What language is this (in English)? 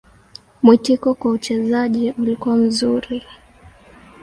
Swahili